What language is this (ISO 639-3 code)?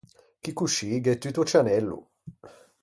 lij